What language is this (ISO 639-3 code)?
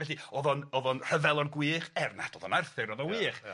cym